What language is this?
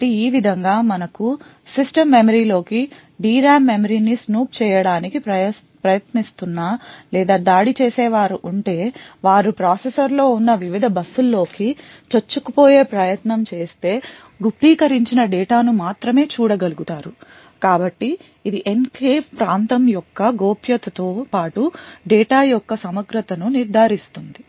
Telugu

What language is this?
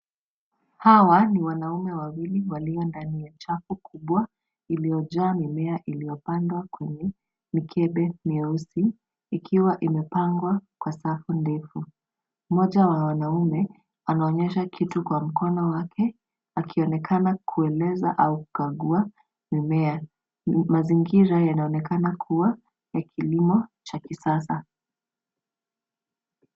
Swahili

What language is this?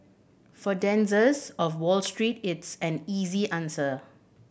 English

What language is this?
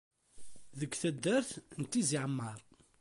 Kabyle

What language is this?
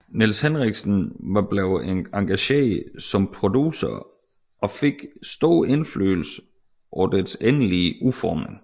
Danish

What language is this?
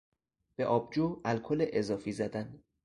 Persian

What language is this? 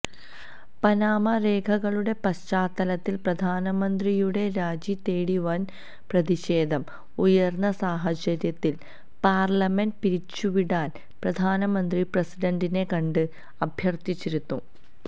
Malayalam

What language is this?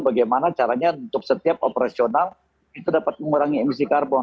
Indonesian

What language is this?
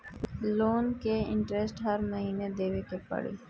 Bhojpuri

